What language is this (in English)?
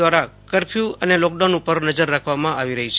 Gujarati